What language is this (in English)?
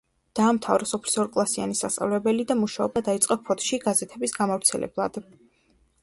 Georgian